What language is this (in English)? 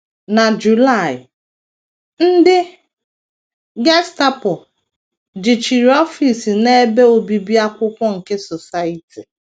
Igbo